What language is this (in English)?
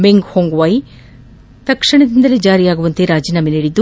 Kannada